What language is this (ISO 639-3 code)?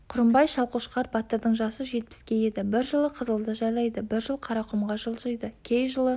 kaz